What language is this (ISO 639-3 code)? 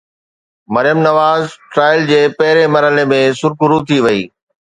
snd